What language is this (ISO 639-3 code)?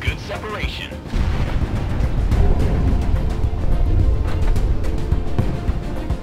spa